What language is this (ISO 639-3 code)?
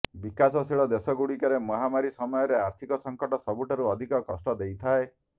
ori